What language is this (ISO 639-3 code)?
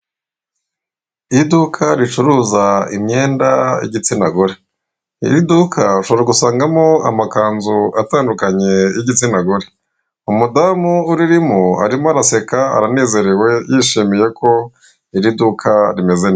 kin